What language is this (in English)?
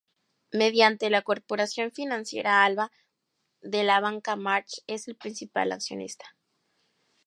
Spanish